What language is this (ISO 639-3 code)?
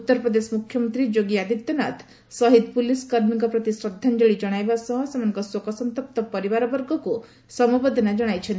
ori